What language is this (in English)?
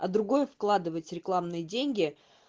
Russian